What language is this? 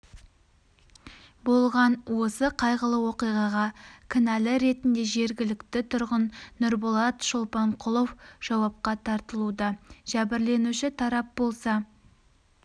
Kazakh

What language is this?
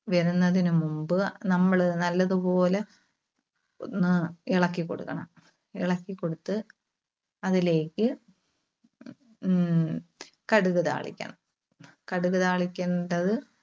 Malayalam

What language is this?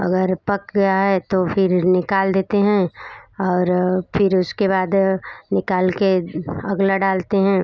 Hindi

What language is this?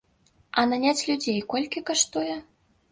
Belarusian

